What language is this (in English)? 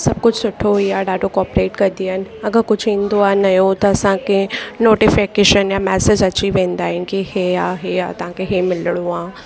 Sindhi